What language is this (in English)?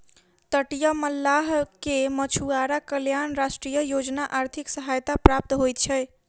Maithili